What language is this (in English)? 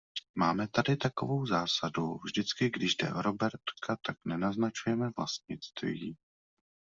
Czech